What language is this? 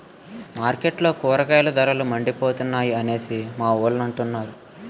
Telugu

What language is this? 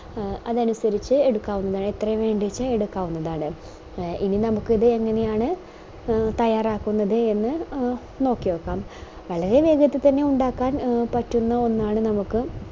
Malayalam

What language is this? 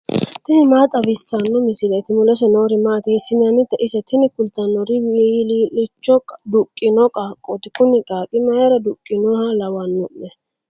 Sidamo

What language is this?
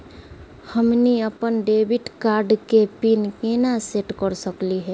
Magahi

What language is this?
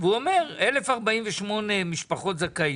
Hebrew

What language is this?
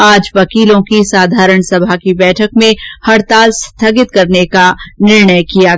Hindi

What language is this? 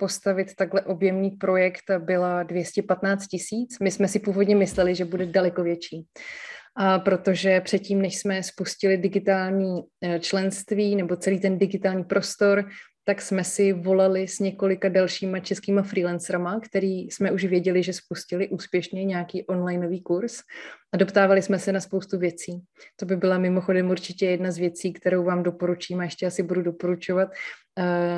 Czech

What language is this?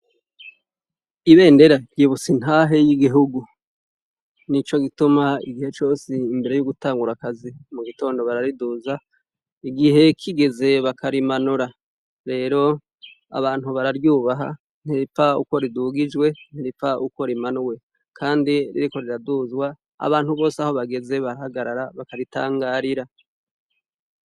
Rundi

